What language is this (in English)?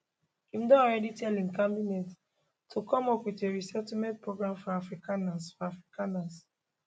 Nigerian Pidgin